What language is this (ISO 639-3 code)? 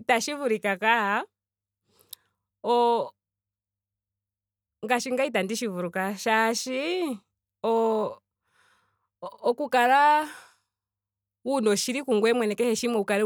ndo